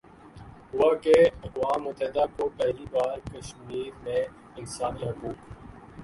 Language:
Urdu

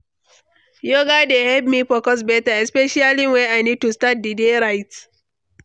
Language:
Nigerian Pidgin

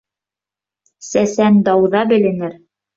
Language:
Bashkir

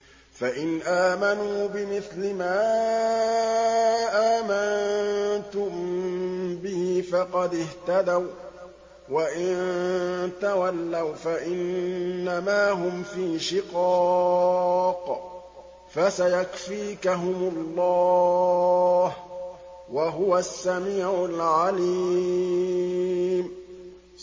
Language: Arabic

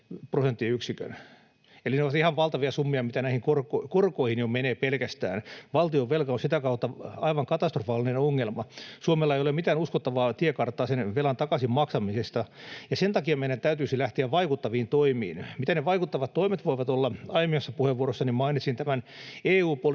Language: Finnish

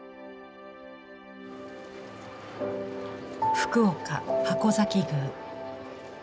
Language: Japanese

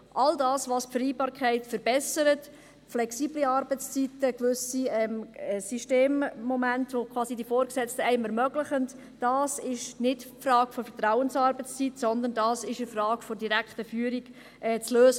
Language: Swiss German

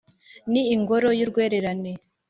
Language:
Kinyarwanda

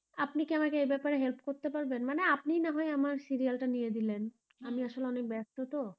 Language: Bangla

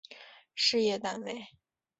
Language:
Chinese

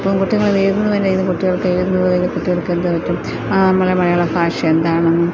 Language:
Malayalam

